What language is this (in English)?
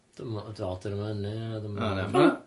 Welsh